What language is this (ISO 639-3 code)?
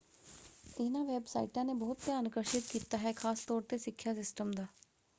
pan